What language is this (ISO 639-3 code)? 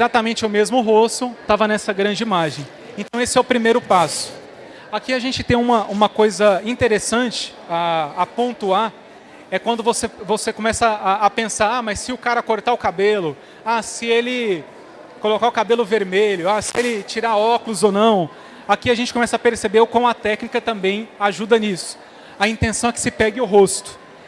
por